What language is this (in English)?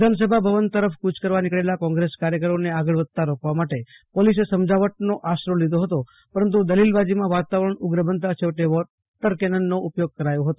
Gujarati